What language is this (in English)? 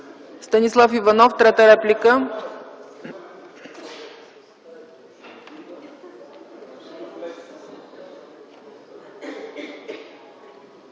Bulgarian